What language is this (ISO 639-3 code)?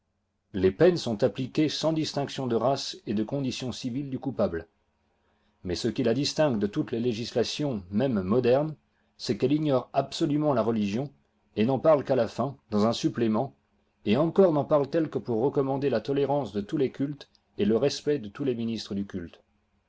fra